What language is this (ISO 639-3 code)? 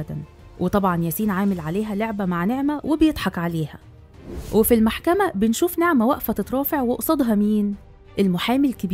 ara